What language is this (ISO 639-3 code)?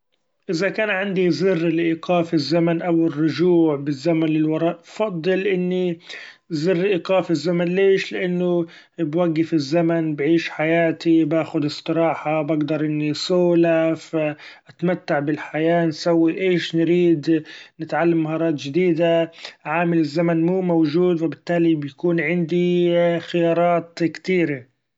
afb